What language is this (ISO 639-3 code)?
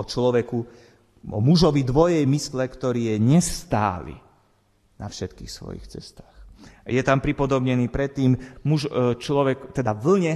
slk